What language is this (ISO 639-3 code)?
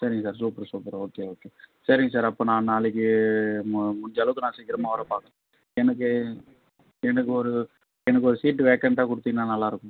tam